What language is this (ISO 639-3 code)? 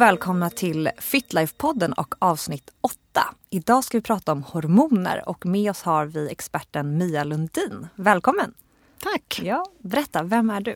swe